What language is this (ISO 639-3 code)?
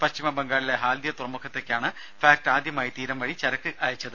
mal